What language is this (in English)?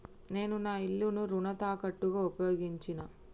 Telugu